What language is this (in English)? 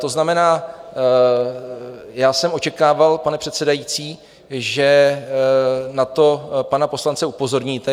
Czech